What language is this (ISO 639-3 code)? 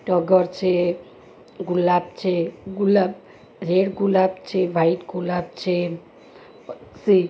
guj